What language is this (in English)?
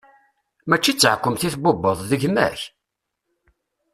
Kabyle